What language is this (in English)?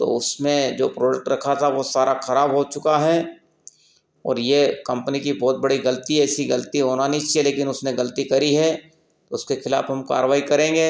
Hindi